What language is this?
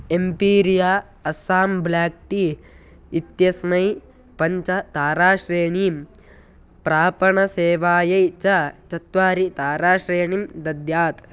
Sanskrit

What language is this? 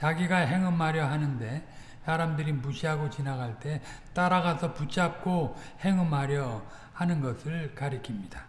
Korean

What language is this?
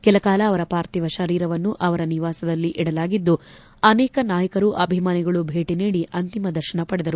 Kannada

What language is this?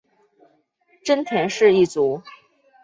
Chinese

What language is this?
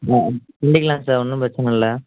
Tamil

